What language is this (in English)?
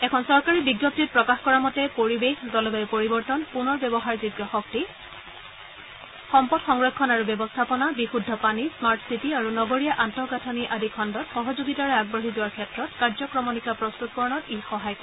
Assamese